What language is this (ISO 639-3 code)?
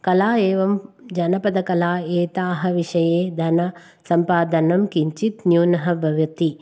san